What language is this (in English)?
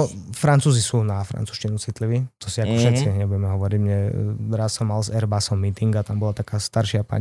Slovak